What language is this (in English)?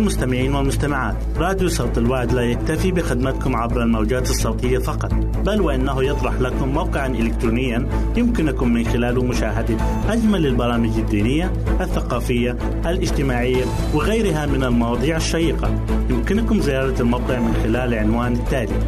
Arabic